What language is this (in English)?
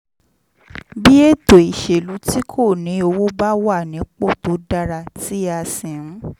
Yoruba